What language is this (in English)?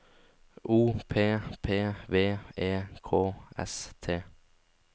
Norwegian